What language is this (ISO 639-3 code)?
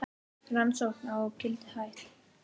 isl